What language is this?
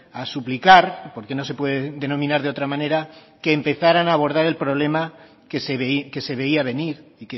Spanish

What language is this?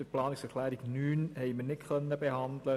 Swiss German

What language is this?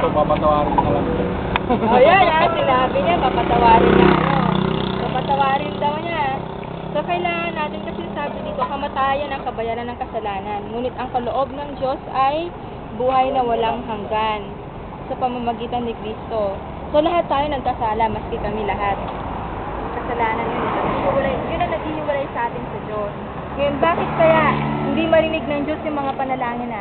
Filipino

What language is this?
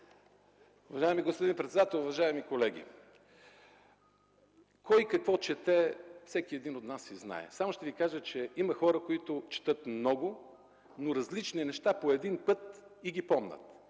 Bulgarian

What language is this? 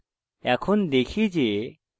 Bangla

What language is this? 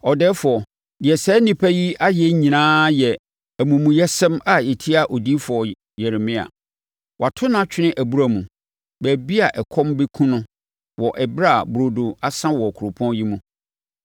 Akan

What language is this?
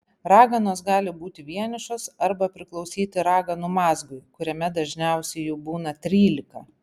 Lithuanian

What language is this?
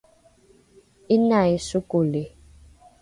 Rukai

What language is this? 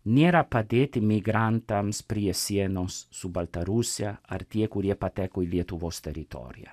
Lithuanian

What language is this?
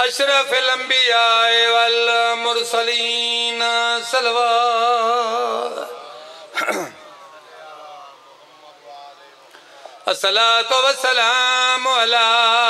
Romanian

